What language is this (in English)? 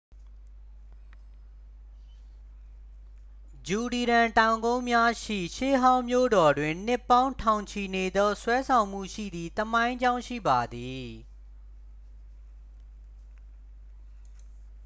Burmese